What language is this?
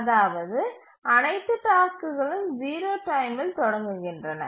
Tamil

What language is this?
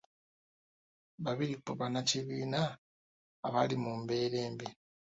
Ganda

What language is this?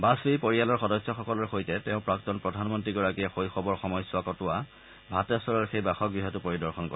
Assamese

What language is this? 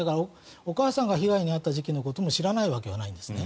Japanese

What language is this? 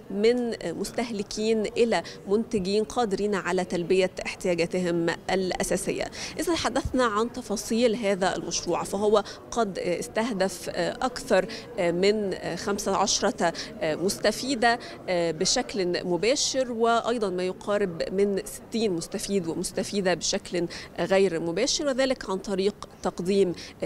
Arabic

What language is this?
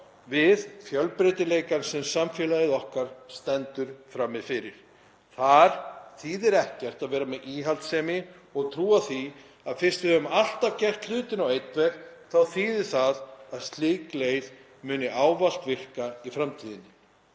Icelandic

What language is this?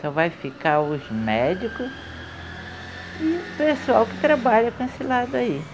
Portuguese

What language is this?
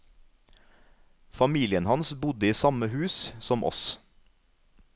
Norwegian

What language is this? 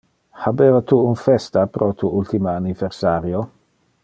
Interlingua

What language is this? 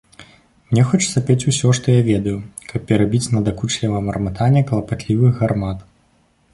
Belarusian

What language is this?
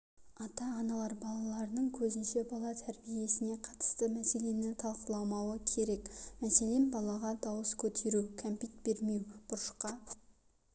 Kazakh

